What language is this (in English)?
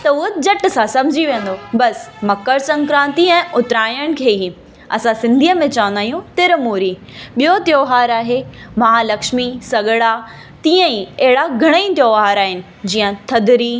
Sindhi